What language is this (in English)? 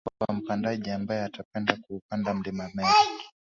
Swahili